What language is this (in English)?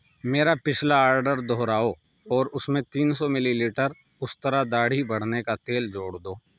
Urdu